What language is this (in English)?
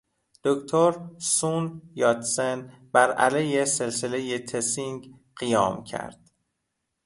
Persian